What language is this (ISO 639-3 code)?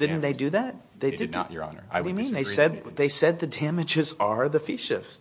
eng